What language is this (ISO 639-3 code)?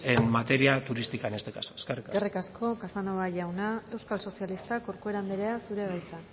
eus